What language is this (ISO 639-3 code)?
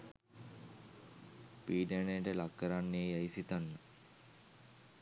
sin